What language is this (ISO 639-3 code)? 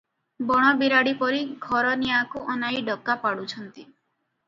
ori